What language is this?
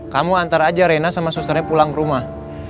Indonesian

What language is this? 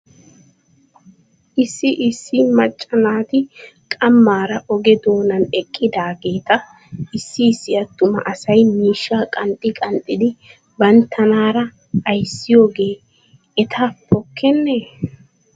Wolaytta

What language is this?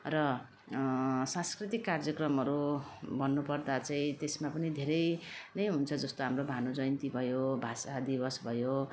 Nepali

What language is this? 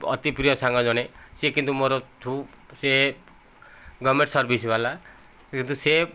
Odia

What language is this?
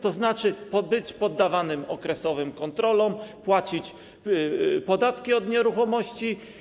Polish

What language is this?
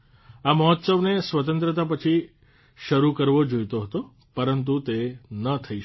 Gujarati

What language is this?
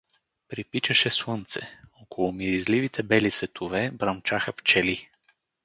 Bulgarian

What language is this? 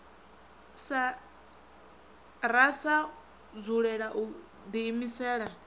Venda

